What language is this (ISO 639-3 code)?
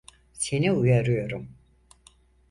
tur